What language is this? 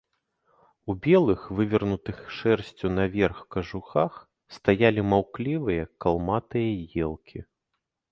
Belarusian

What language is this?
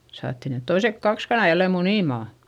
Finnish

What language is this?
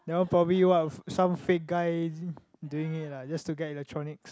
English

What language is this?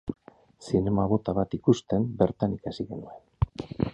Basque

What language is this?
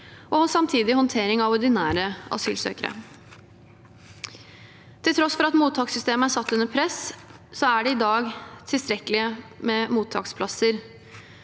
Norwegian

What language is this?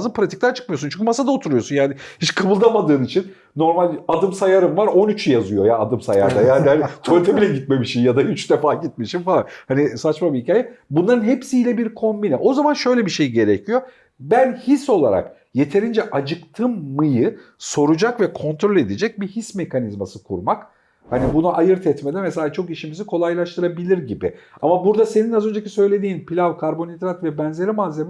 Turkish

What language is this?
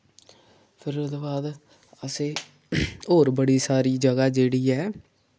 Dogri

